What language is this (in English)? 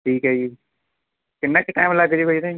Punjabi